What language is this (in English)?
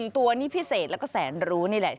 Thai